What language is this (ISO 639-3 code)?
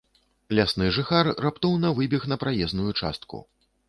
bel